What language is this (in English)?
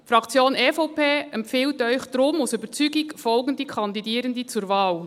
Swiss German